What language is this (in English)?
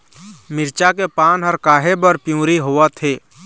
Chhattisgarhi